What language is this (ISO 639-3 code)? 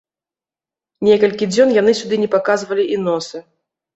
bel